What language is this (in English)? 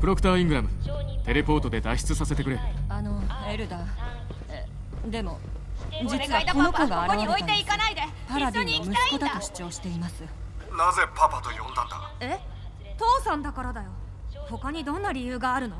Japanese